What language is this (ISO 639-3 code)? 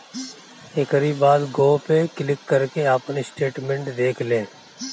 bho